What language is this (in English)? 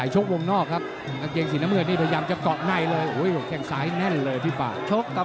Thai